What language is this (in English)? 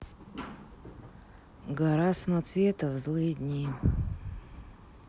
Russian